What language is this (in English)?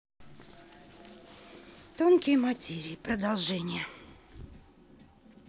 Russian